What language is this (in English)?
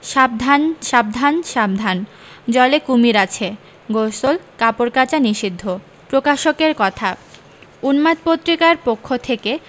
Bangla